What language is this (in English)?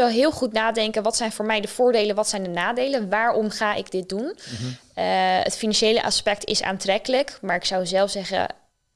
Dutch